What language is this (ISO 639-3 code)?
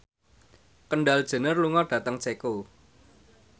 jav